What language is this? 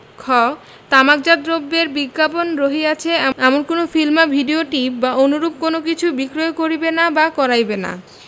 Bangla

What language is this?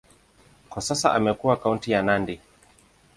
Swahili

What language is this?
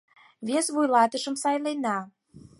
Mari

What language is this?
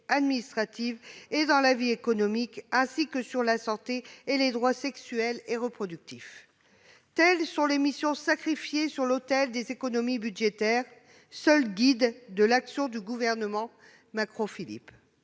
French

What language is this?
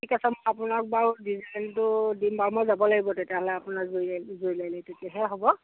Assamese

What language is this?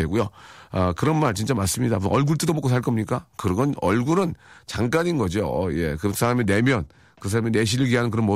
Korean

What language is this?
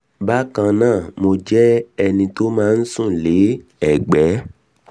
Yoruba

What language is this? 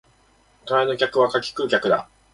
Japanese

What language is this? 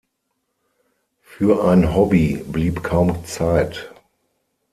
German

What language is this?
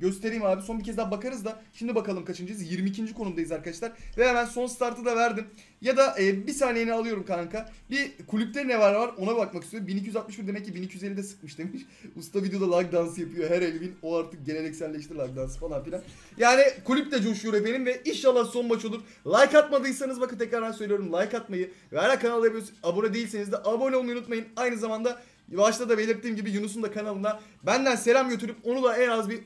Turkish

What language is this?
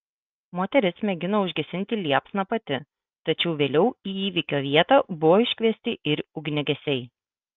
Lithuanian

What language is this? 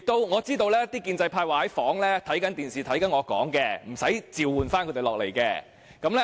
Cantonese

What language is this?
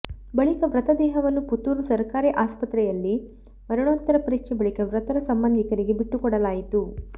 Kannada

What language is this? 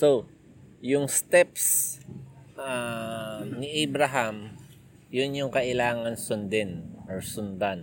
Filipino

